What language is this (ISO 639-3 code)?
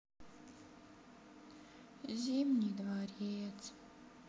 rus